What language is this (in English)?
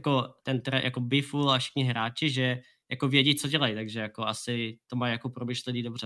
Czech